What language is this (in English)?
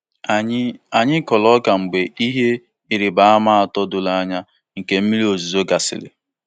Igbo